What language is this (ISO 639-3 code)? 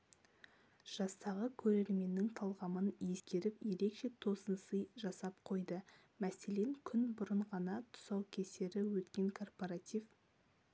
kaz